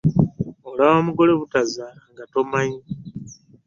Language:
Ganda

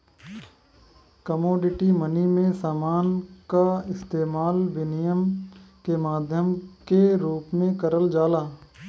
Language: Bhojpuri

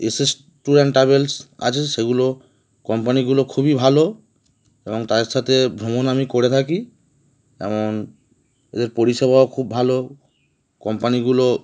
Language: Bangla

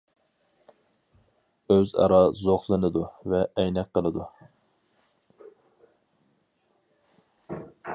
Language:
Uyghur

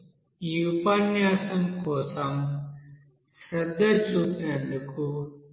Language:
Telugu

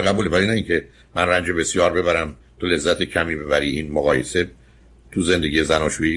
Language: Persian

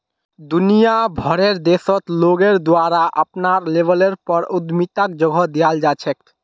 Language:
Magahi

